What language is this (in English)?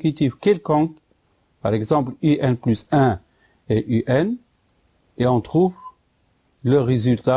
French